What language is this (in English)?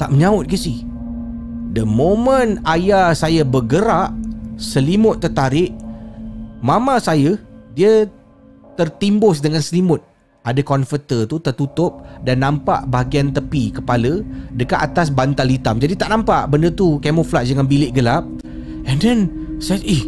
Malay